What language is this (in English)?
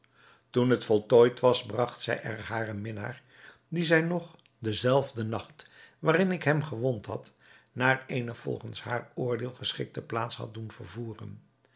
Dutch